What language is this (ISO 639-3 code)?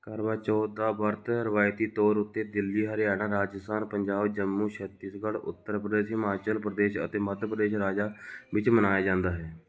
pan